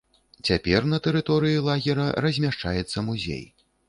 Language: Belarusian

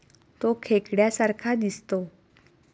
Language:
Marathi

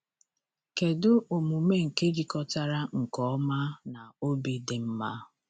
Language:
Igbo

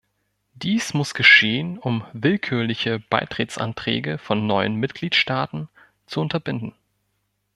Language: German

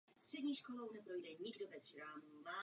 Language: Czech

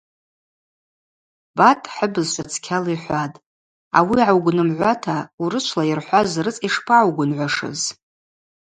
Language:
Abaza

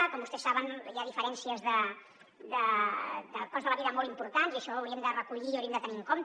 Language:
Catalan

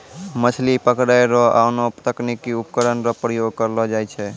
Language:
Maithili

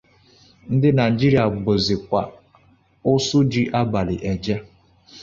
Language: Igbo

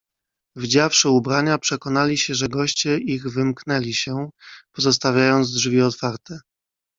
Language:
Polish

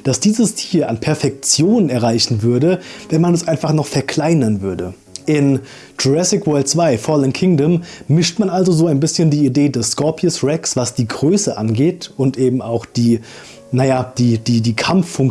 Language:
German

